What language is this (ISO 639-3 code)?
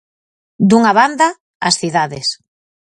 glg